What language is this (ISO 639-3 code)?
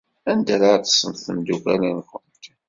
kab